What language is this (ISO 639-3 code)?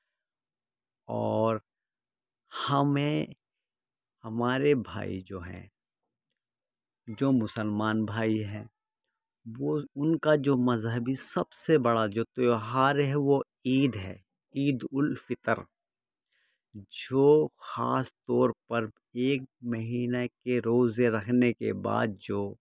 urd